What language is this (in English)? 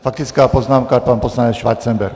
Czech